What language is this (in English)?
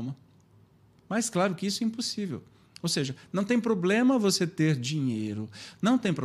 Portuguese